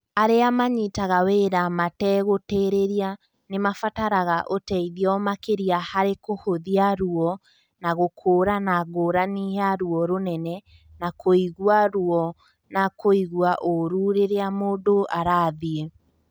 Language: Kikuyu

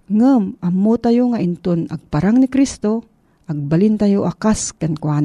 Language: Filipino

